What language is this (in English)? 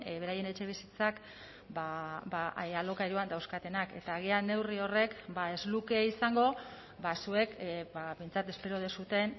Basque